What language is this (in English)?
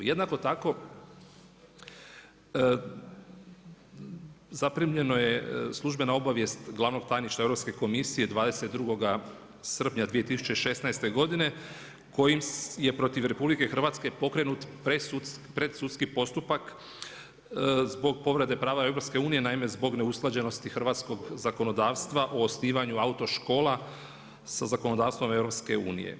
Croatian